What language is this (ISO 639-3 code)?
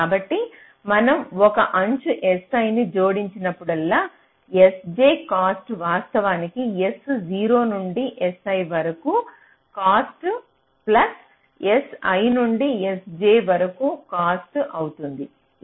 tel